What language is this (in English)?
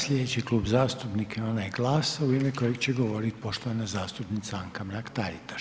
Croatian